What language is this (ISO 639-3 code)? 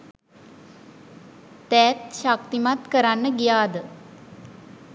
sin